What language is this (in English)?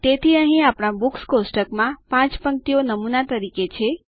Gujarati